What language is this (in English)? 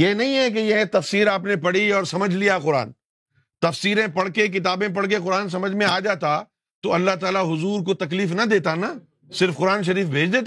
Urdu